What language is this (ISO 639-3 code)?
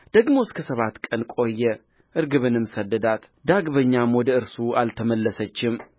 amh